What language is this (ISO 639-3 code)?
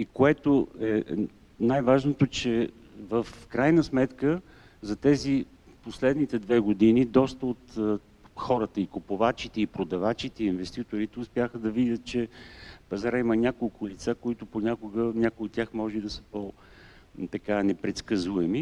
bul